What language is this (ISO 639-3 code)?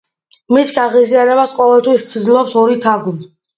kat